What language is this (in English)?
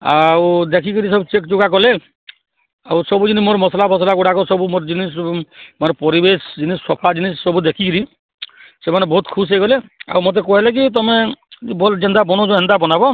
Odia